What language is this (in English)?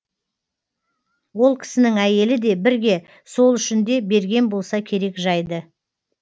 Kazakh